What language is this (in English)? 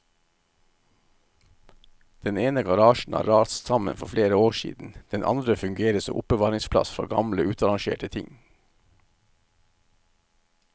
Norwegian